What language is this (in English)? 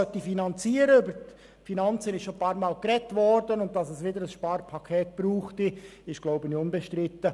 Swiss German